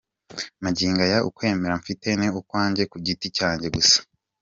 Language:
Kinyarwanda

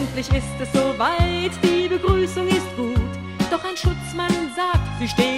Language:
German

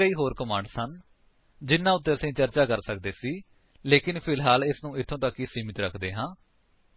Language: Punjabi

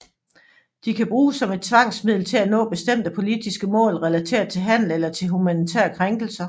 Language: Danish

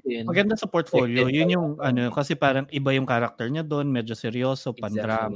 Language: Filipino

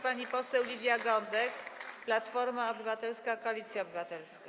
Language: Polish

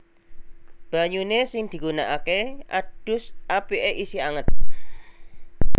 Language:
Javanese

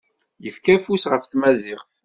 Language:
Kabyle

